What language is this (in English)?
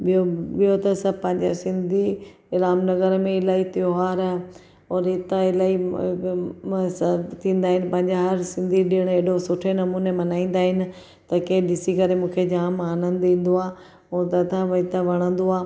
Sindhi